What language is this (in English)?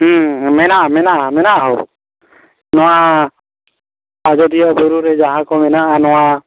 Santali